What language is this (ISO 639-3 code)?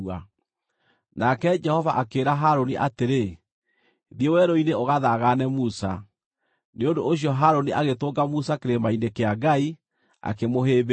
kik